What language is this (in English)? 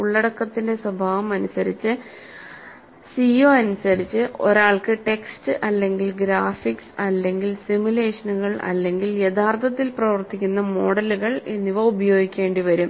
Malayalam